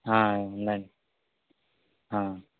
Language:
Telugu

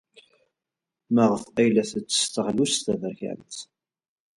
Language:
Kabyle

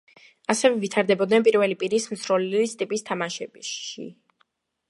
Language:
Georgian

